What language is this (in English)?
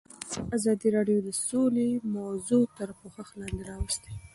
Pashto